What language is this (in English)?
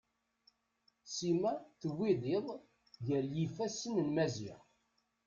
Kabyle